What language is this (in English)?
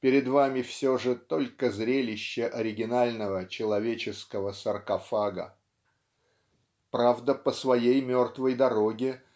Russian